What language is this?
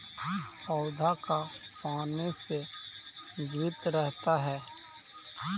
Magahi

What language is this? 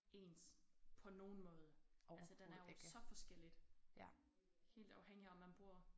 Danish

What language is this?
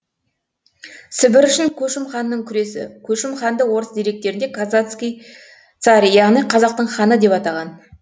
Kazakh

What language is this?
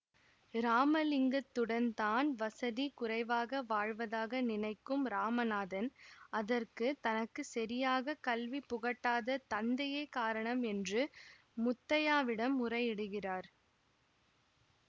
Tamil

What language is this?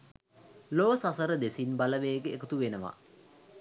Sinhala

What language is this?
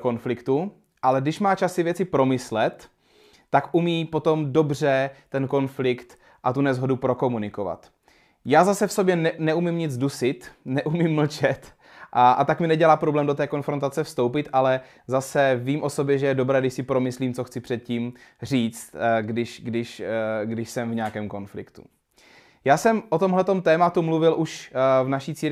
Czech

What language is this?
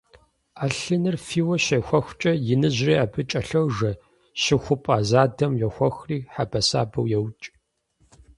Kabardian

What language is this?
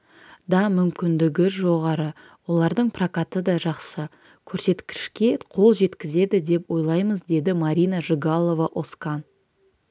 Kazakh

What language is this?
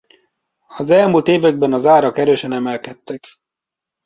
Hungarian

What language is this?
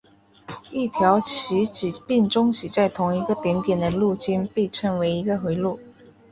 Chinese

